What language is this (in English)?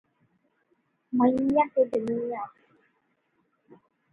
English